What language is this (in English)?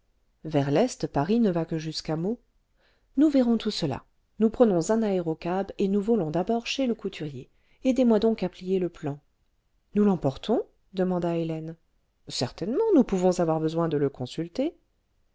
French